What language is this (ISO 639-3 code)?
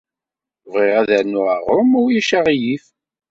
kab